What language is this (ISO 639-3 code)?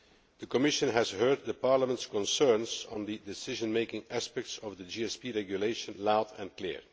eng